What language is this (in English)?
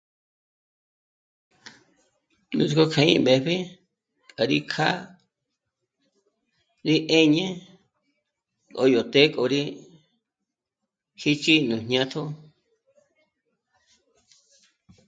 Michoacán Mazahua